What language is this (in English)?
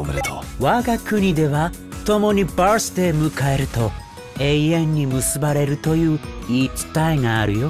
Japanese